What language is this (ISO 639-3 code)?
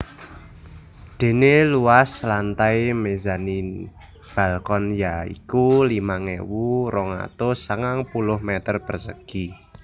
jav